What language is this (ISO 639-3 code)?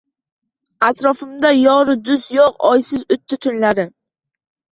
uzb